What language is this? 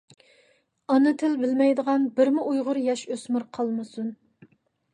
Uyghur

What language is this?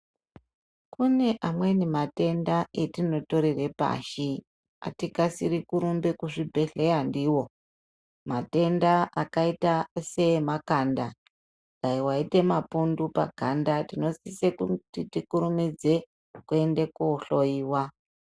Ndau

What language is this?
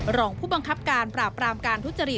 Thai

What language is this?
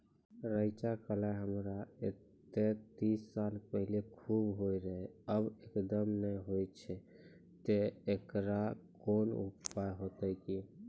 Maithili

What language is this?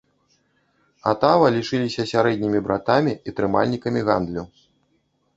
Belarusian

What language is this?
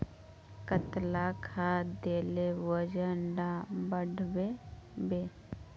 Magahi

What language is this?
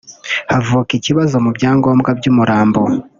Kinyarwanda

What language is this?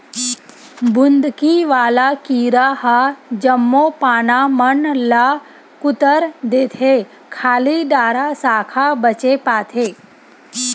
Chhattisgarhi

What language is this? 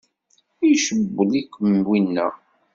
Kabyle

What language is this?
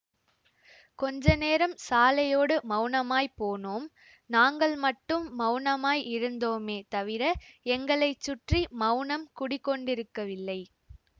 Tamil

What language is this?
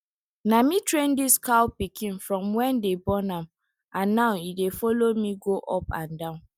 Nigerian Pidgin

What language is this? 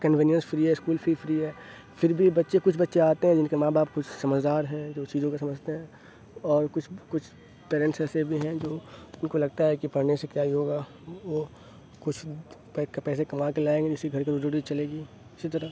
Urdu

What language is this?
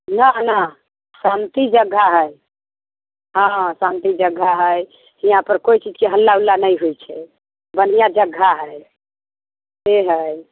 Maithili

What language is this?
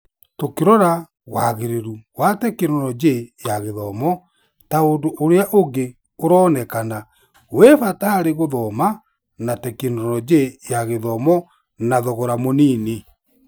Kikuyu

